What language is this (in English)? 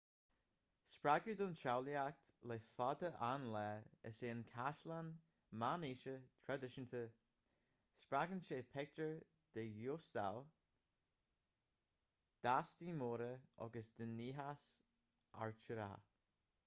Irish